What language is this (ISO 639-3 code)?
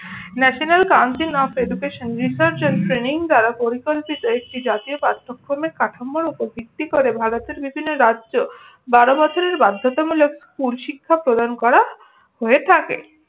ben